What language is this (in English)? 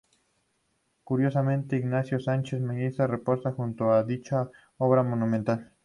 Spanish